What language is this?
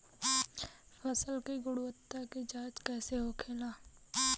Bhojpuri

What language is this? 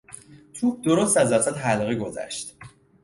Persian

